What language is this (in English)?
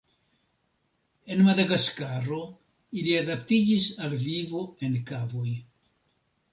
Esperanto